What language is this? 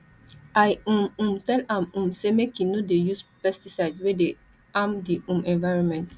Nigerian Pidgin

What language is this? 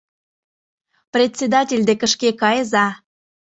Mari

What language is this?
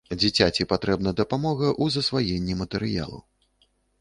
Belarusian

